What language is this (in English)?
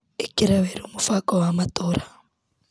Kikuyu